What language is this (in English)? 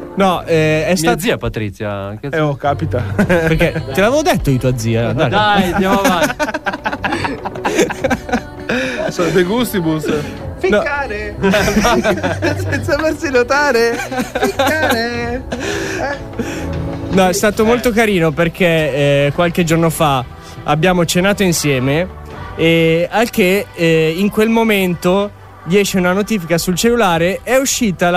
Italian